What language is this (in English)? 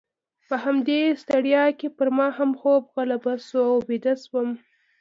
Pashto